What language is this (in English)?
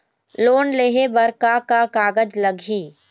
Chhattisgarhi